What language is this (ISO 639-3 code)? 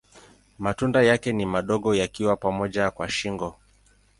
swa